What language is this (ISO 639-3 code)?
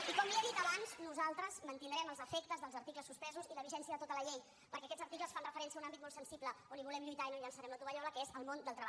cat